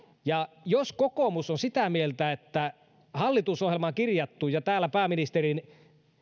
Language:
Finnish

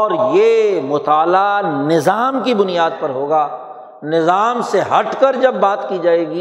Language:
Urdu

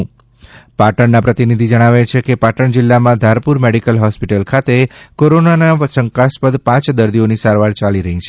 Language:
Gujarati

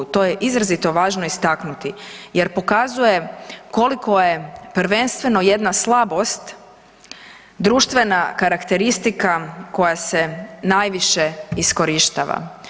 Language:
Croatian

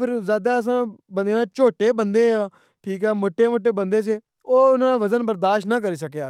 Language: Pahari-Potwari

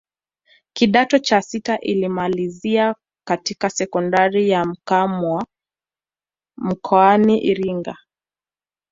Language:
Swahili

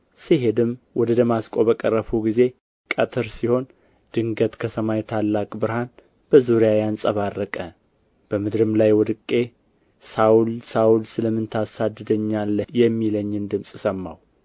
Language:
Amharic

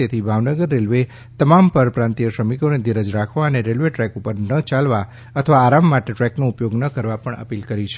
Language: Gujarati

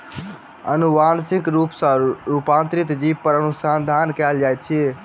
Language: Maithili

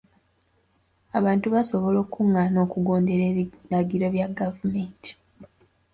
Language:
Ganda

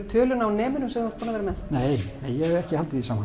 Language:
Icelandic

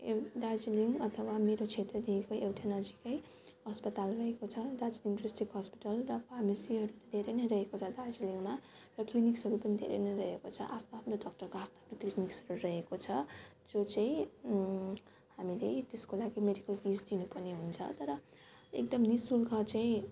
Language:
Nepali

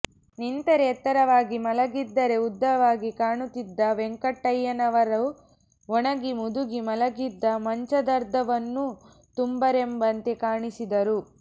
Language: Kannada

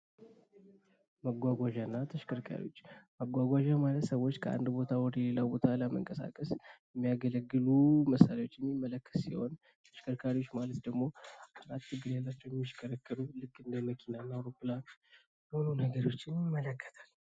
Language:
Amharic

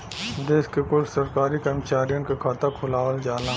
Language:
Bhojpuri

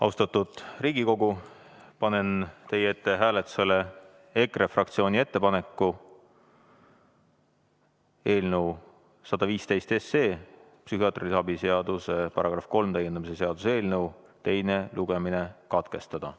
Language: Estonian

